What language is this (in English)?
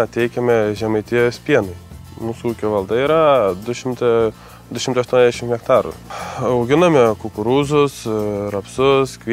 Lithuanian